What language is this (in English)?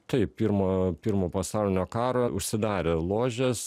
Lithuanian